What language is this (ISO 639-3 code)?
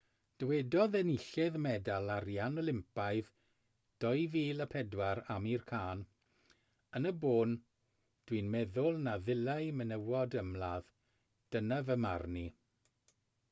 cym